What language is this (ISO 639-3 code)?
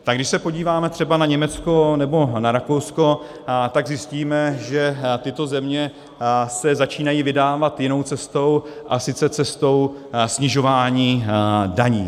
ces